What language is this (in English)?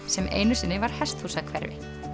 Icelandic